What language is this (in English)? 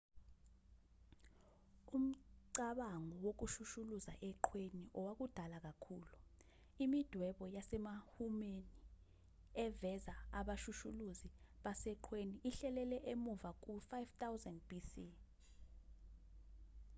Zulu